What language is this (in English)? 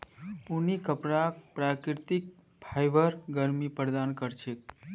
Magahi